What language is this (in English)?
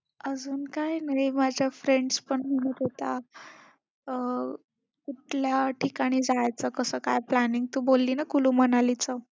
Marathi